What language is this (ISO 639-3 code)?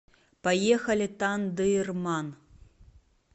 rus